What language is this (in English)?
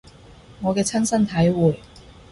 Cantonese